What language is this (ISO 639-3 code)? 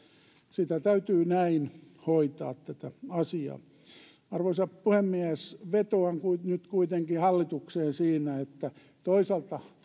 fin